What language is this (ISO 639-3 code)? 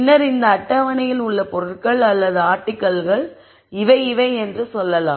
tam